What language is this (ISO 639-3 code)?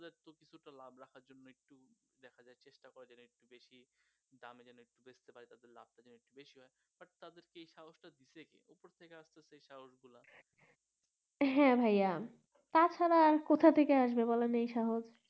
ben